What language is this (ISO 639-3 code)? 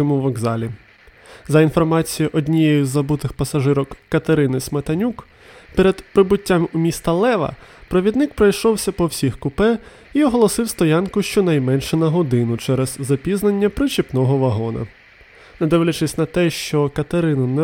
ukr